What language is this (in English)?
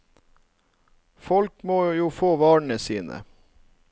Norwegian